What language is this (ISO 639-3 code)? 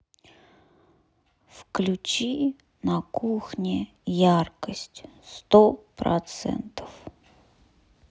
rus